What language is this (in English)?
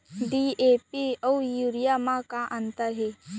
Chhattisgarhi